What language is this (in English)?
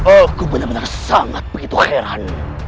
Indonesian